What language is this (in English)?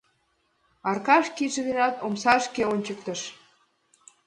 Mari